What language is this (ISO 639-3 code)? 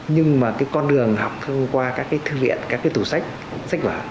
vie